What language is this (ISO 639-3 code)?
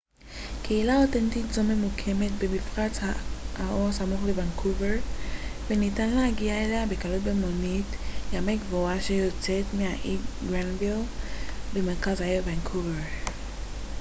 heb